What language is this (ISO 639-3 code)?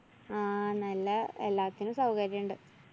mal